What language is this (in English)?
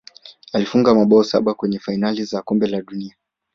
Swahili